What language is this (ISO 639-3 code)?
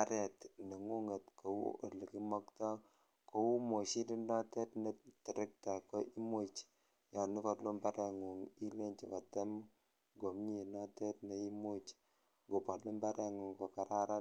kln